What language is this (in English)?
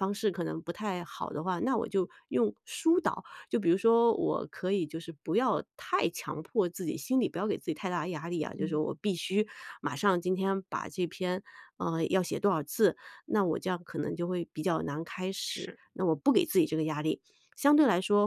Chinese